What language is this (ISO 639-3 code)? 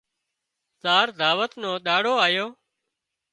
kxp